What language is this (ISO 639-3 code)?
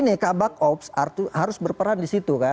ind